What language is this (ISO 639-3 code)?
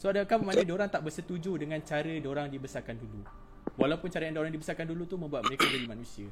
msa